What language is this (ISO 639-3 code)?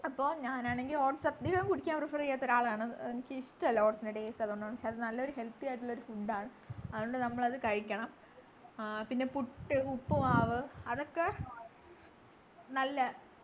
mal